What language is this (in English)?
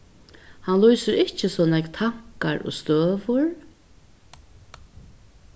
Faroese